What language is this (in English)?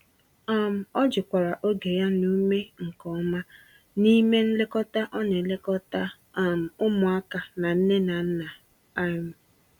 Igbo